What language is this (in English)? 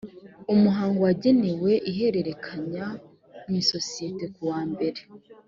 Kinyarwanda